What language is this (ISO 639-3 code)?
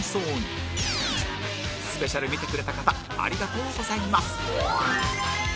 jpn